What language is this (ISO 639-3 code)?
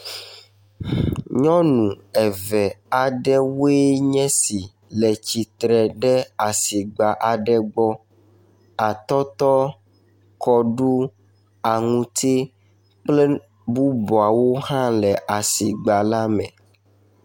ewe